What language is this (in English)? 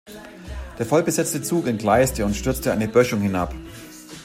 German